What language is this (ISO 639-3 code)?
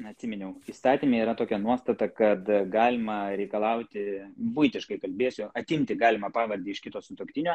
lit